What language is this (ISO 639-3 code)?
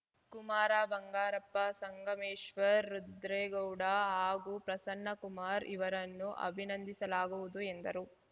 kan